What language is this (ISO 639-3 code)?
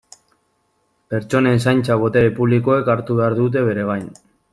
eus